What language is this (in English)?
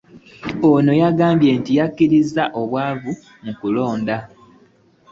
Ganda